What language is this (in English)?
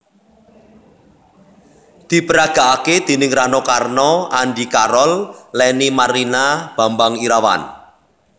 Javanese